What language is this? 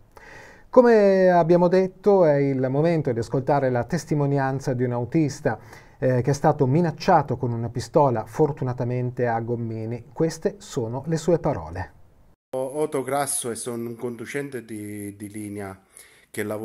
Italian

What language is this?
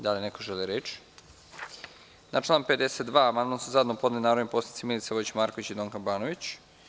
Serbian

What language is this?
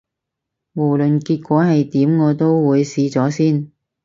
Cantonese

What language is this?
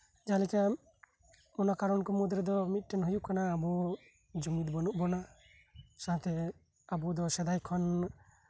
Santali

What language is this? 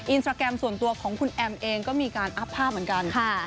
Thai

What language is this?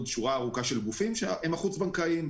Hebrew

